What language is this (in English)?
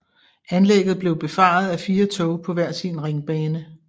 Danish